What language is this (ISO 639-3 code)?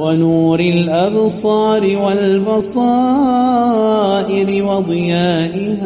ara